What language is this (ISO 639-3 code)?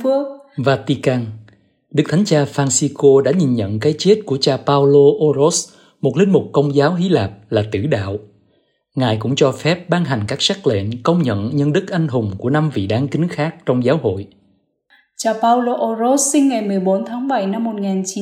vie